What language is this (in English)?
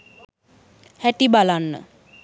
Sinhala